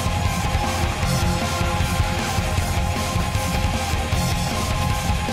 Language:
Japanese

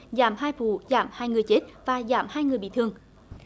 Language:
Vietnamese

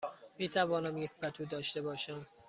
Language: Persian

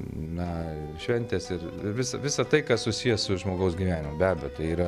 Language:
Lithuanian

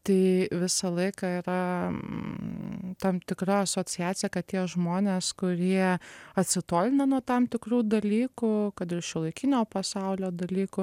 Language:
Lithuanian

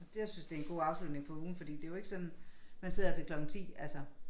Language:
Danish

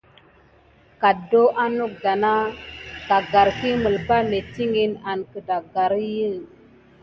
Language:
Gidar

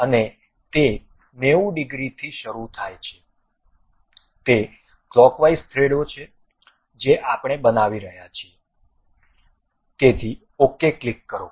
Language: Gujarati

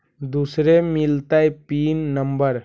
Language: Magahi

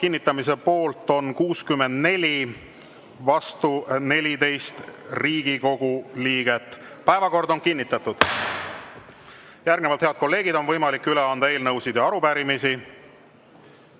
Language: Estonian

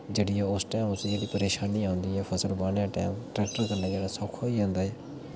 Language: Dogri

